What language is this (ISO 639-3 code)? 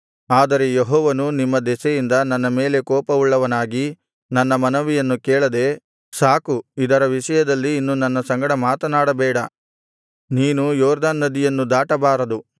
kan